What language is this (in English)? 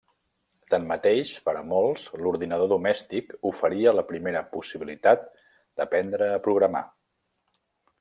Catalan